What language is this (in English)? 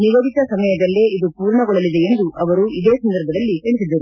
Kannada